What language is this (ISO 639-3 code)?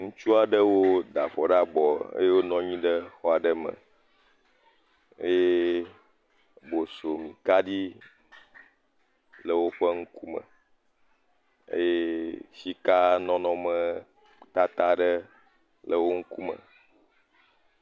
ewe